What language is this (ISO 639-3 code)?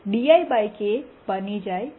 guj